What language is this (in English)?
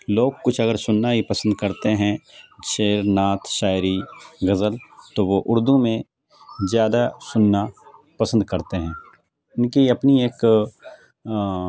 Urdu